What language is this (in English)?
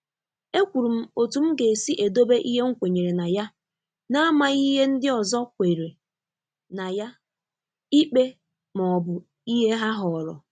Igbo